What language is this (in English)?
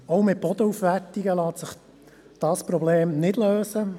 Swiss German